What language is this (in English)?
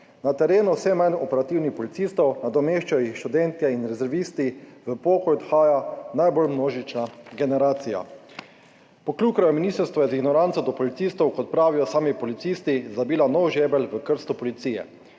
Slovenian